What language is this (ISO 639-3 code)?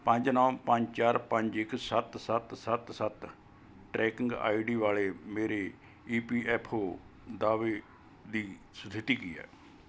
pan